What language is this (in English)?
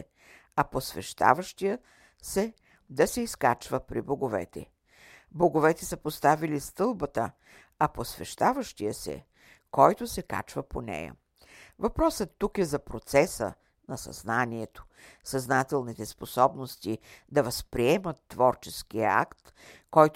Bulgarian